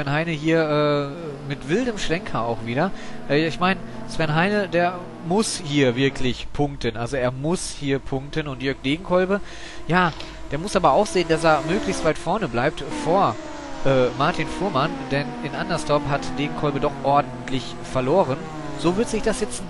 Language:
German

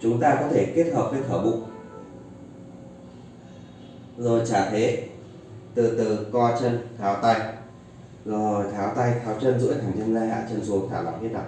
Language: Vietnamese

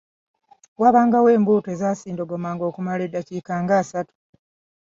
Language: Ganda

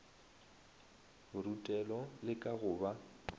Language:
Northern Sotho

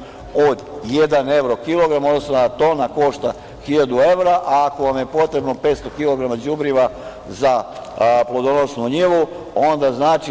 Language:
Serbian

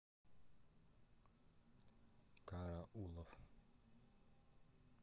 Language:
Russian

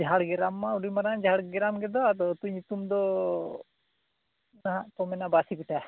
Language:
Santali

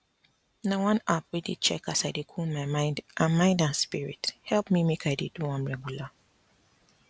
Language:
Nigerian Pidgin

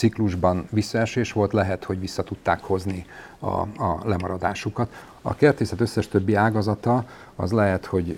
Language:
Hungarian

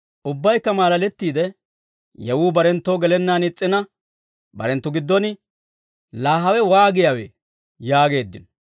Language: Dawro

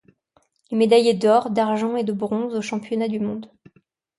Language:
French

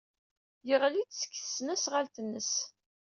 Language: Kabyle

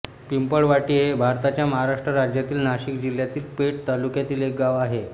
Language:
Marathi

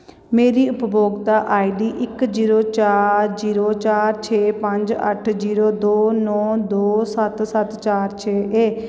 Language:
Dogri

